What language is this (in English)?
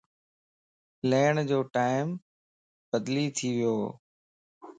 Lasi